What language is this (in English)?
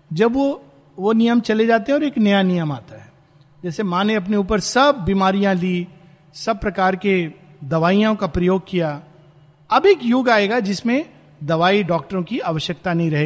Hindi